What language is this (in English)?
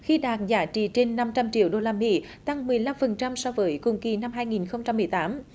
Vietnamese